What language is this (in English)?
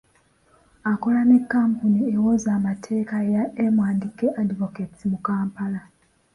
Ganda